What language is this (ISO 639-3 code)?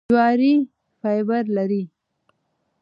pus